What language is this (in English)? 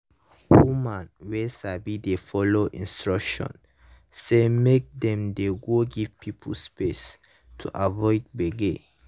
Nigerian Pidgin